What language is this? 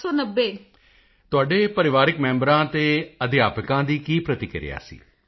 Punjabi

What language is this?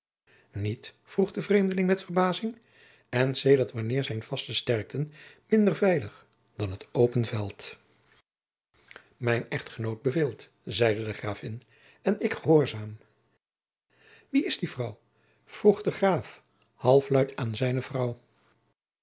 Dutch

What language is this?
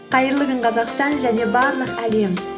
Kazakh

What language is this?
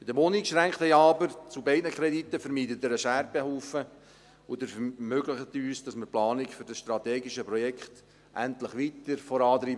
Swiss German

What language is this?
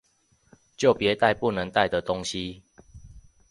Chinese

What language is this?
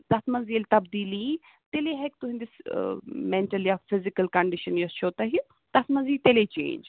Kashmiri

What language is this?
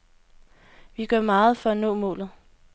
Danish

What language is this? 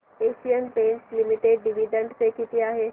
Marathi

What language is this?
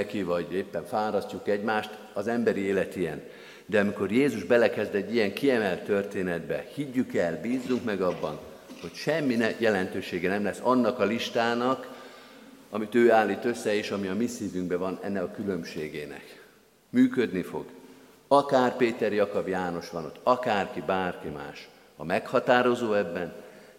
Hungarian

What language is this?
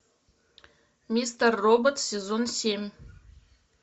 Russian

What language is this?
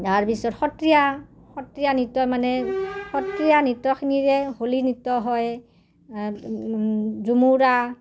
Assamese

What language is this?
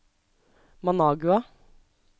Norwegian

